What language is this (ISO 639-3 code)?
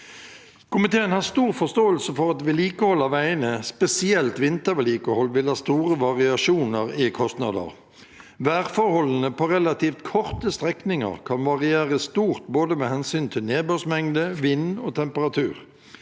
nor